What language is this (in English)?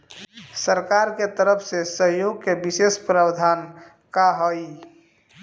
Bhojpuri